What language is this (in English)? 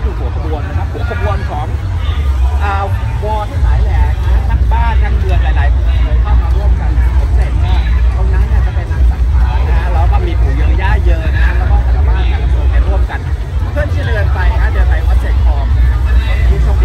Thai